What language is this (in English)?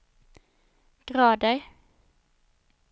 Swedish